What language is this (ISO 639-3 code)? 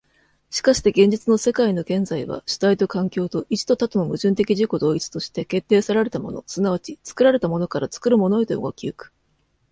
jpn